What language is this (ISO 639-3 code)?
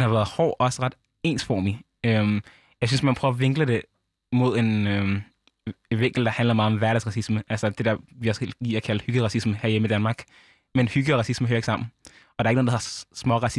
dan